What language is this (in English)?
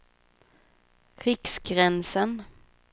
Swedish